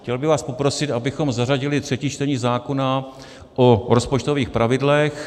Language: Czech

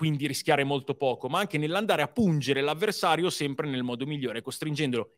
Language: Italian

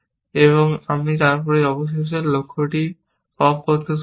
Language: Bangla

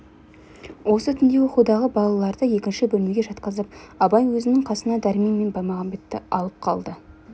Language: Kazakh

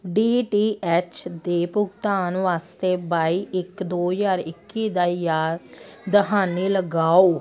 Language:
Punjabi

